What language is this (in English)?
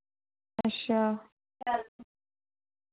Dogri